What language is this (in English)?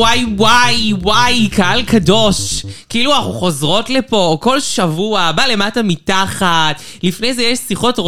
Hebrew